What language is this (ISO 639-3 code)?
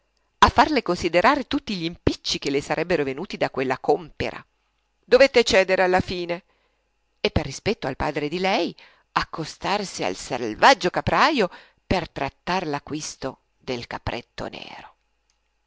ita